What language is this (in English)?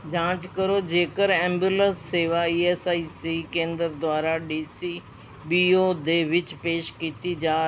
Punjabi